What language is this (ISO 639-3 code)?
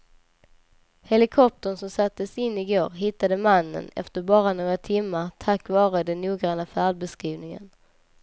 swe